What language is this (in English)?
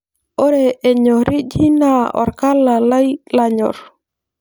Masai